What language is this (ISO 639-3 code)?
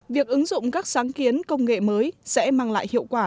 vie